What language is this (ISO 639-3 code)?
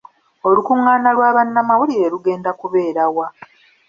lug